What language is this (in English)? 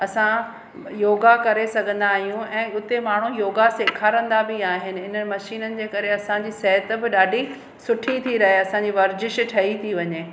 Sindhi